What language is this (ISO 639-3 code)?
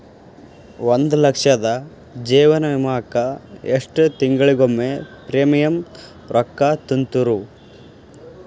kan